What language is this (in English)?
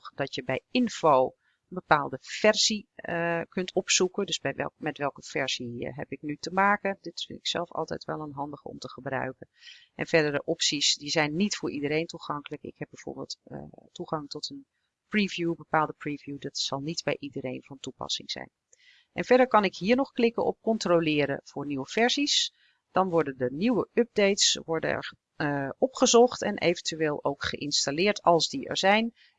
Dutch